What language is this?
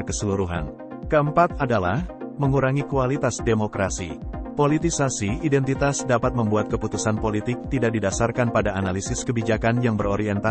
Indonesian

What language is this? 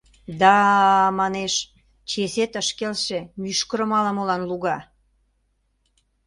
Mari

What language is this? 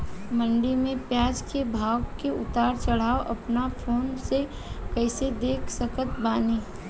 Bhojpuri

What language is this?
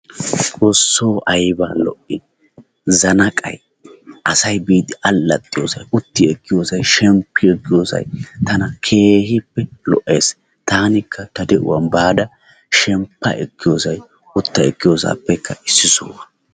Wolaytta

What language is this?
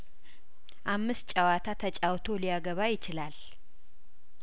Amharic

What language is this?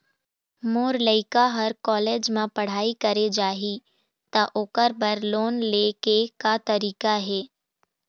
Chhattisgarhi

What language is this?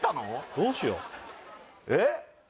Japanese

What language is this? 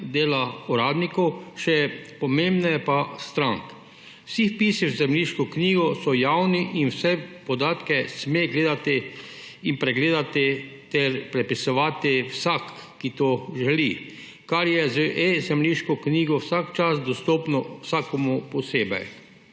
Slovenian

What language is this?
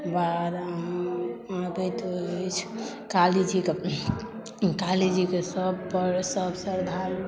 Maithili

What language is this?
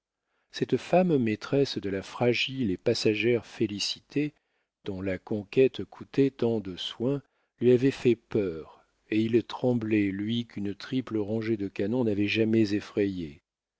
French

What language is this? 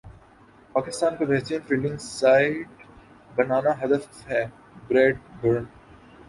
Urdu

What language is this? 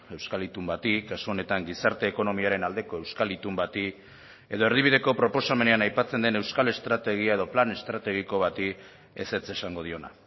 Basque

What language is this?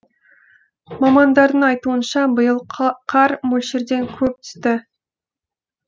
Kazakh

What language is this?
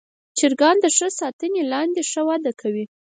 Pashto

